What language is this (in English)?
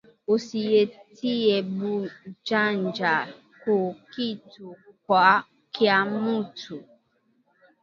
Swahili